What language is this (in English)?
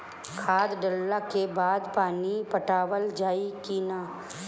Bhojpuri